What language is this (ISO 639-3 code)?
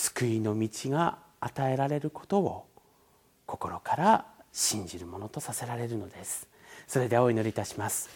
jpn